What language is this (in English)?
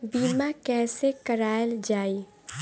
Bhojpuri